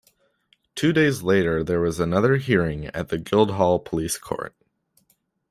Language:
English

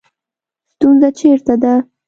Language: Pashto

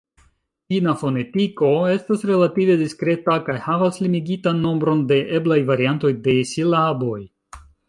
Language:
Esperanto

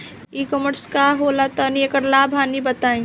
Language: Bhojpuri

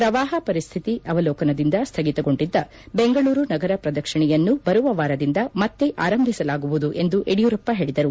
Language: Kannada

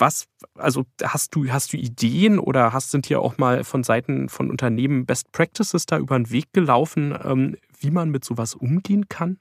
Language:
German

